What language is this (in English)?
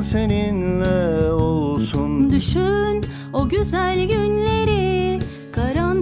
Turkish